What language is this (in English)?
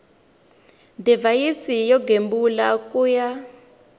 Tsonga